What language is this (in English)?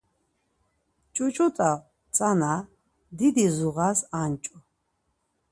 Laz